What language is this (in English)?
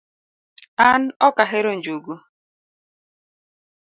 Luo (Kenya and Tanzania)